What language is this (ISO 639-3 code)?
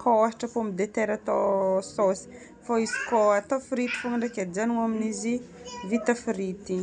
bmm